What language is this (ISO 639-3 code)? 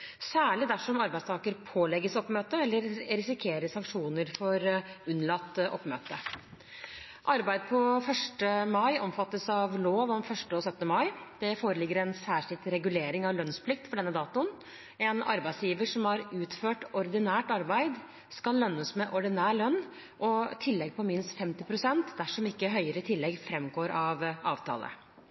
nob